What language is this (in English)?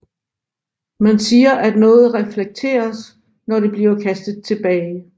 Danish